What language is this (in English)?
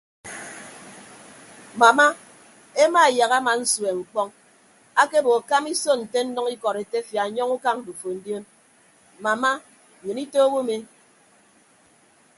Ibibio